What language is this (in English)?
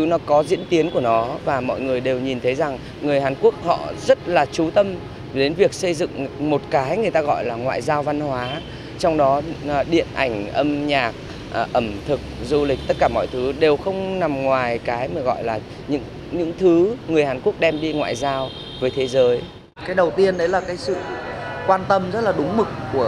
Vietnamese